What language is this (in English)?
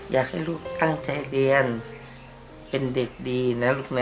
Thai